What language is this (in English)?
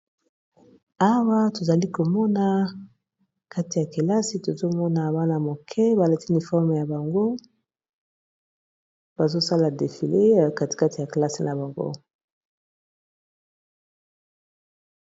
Lingala